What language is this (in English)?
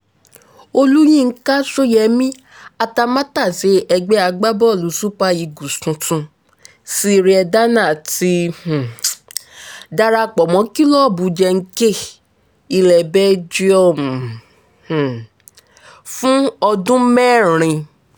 Yoruba